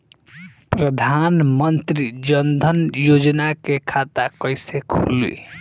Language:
Bhojpuri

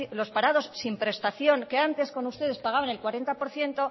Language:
Spanish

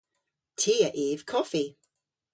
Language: Cornish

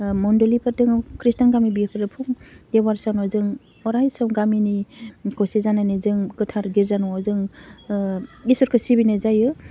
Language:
Bodo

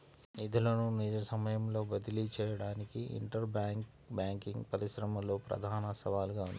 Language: Telugu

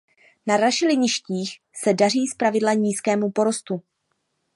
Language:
Czech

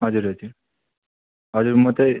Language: Nepali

